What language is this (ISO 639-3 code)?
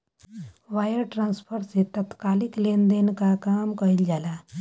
bho